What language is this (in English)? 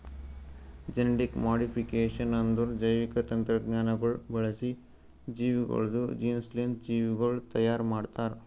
Kannada